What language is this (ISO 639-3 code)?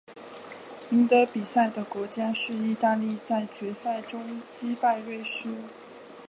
zho